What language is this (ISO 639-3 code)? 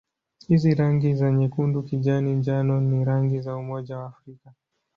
swa